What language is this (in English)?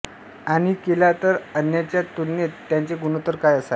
Marathi